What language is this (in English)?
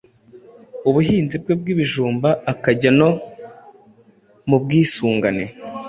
Kinyarwanda